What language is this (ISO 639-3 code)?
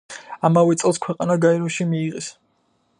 kat